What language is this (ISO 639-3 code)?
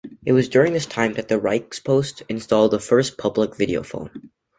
eng